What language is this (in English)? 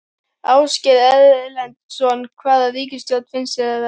Icelandic